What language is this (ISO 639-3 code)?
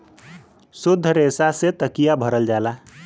bho